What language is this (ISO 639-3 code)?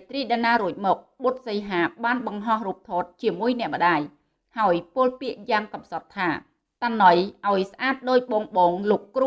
vie